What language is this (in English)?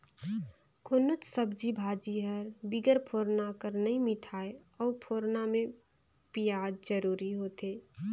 Chhattisgarhi